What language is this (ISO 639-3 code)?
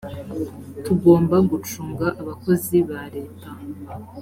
kin